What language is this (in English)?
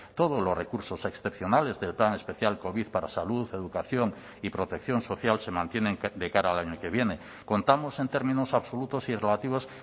Spanish